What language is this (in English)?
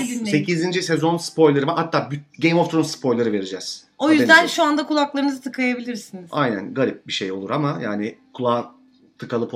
Turkish